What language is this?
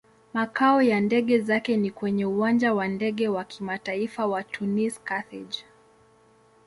Swahili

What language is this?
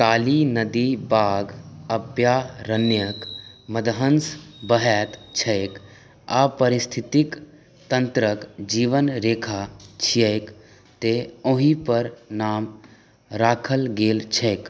Maithili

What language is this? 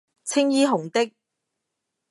Cantonese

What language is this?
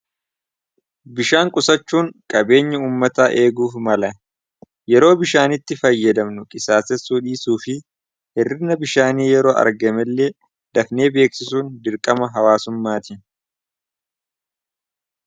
Oromo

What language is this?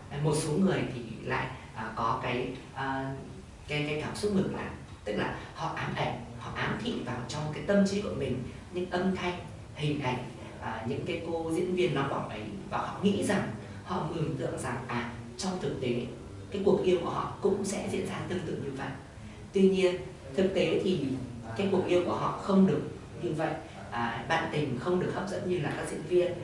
Vietnamese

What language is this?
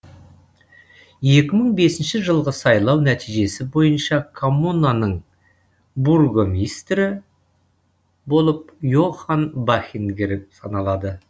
Kazakh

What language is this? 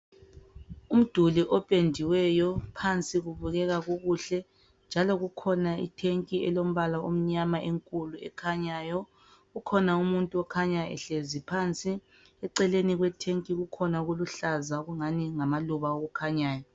North Ndebele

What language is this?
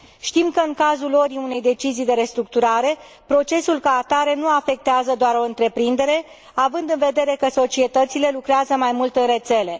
Romanian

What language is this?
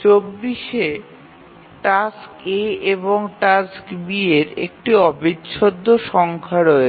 Bangla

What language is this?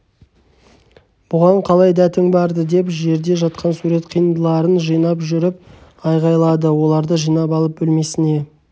Kazakh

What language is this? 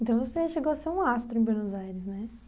Portuguese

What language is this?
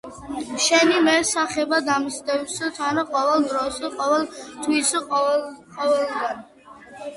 Georgian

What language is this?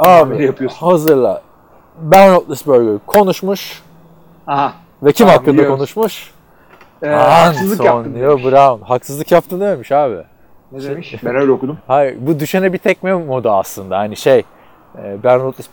Turkish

